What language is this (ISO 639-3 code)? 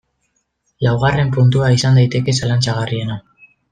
eus